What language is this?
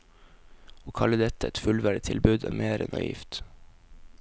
Norwegian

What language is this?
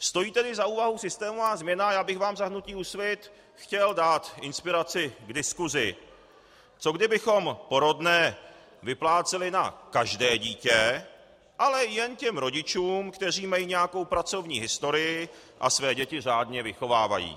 Czech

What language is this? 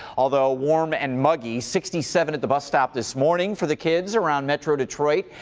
English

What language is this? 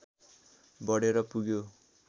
Nepali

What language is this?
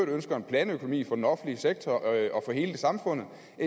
Danish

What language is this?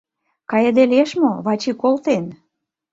Mari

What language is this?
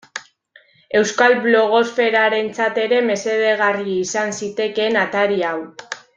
Basque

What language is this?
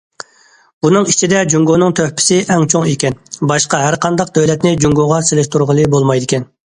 Uyghur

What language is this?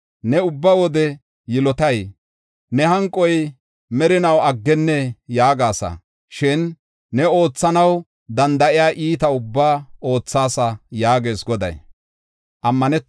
Gofa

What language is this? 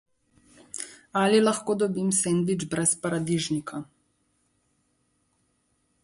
Slovenian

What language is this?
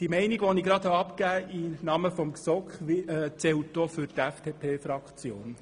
Swiss German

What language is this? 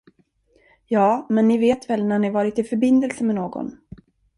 Swedish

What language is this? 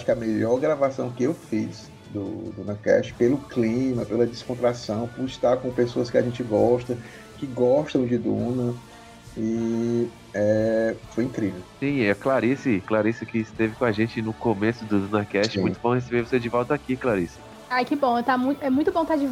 Portuguese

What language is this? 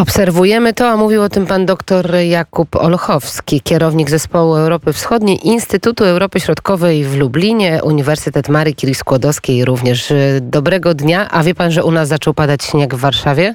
Polish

